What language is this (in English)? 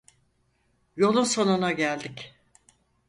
Turkish